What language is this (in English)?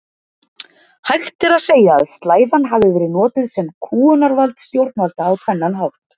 Icelandic